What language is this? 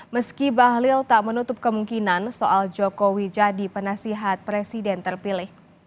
Indonesian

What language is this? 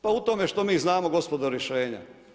Croatian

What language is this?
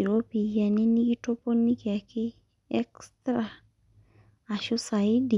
Masai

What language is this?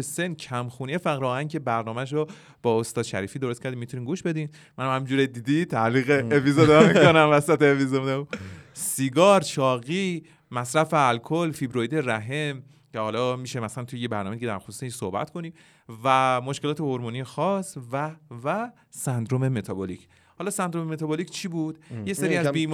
Persian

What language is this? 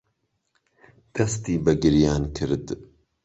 Central Kurdish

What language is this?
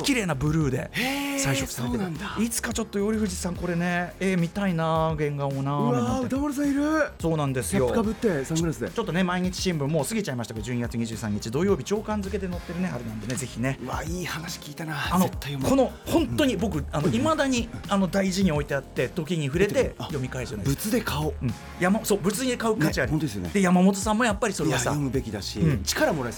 Japanese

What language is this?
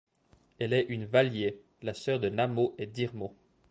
French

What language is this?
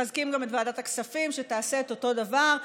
Hebrew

